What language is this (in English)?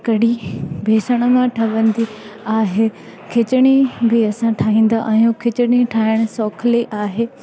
Sindhi